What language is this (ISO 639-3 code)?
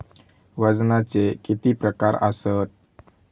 mar